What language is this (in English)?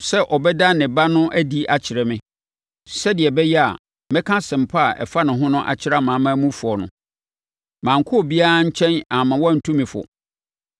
Akan